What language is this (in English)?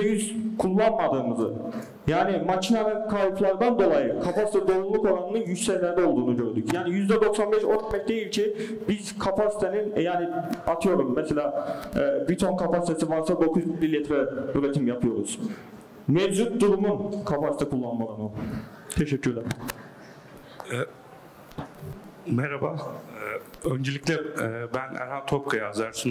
Turkish